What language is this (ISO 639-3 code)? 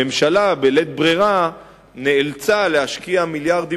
heb